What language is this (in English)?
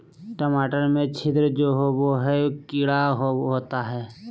Magahi